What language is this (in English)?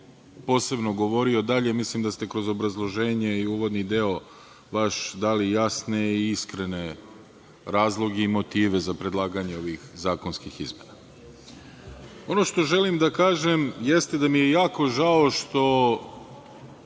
Serbian